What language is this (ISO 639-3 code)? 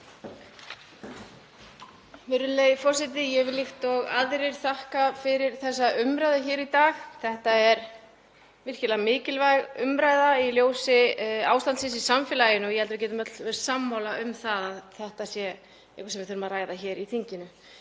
isl